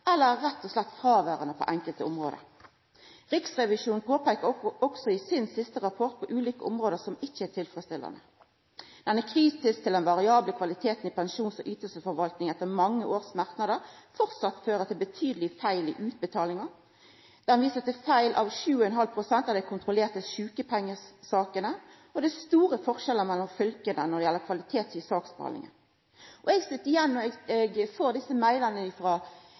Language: Norwegian Nynorsk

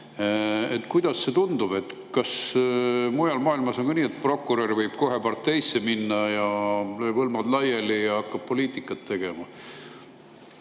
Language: Estonian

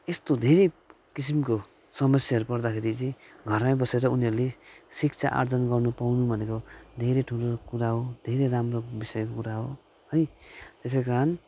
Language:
Nepali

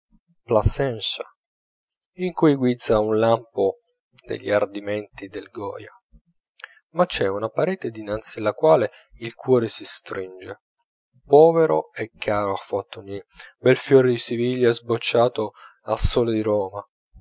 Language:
Italian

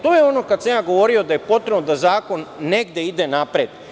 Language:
Serbian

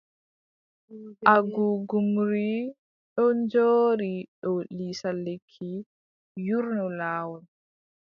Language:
Adamawa Fulfulde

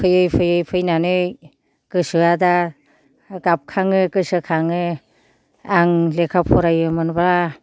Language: Bodo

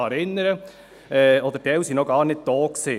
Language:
Swiss German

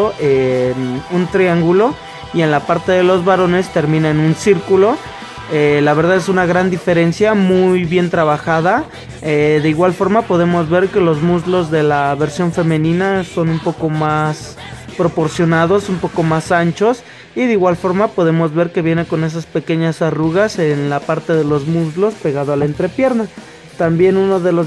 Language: Spanish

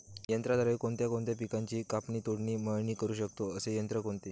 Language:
Marathi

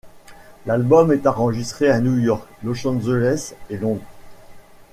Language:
French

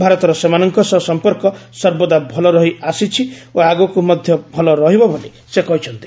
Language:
Odia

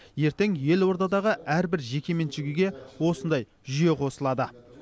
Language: Kazakh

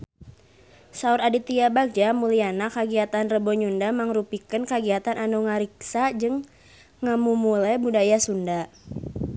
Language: Sundanese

